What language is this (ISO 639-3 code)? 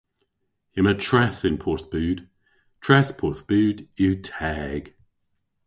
cor